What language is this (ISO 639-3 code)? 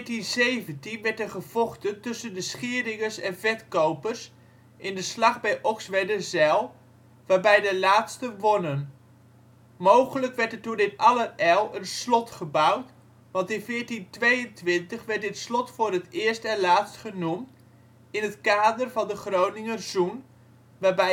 nld